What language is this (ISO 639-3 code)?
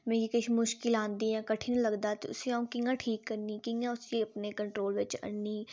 doi